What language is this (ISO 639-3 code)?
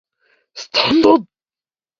jpn